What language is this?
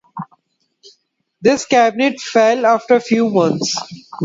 English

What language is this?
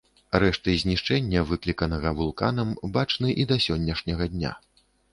Belarusian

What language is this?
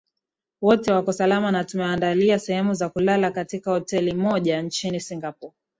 Swahili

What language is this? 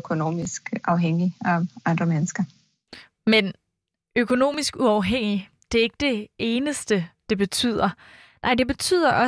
Danish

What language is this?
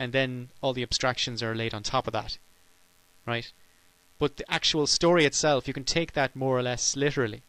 English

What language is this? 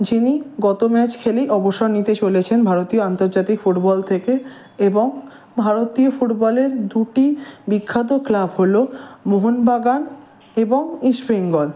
Bangla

